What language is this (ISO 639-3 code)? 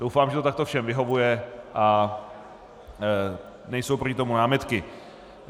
ces